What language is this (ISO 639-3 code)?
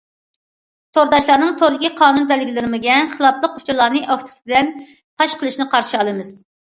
uig